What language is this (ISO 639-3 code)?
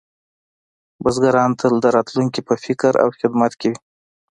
pus